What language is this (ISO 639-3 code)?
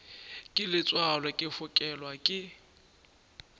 nso